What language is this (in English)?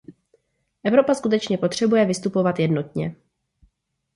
Czech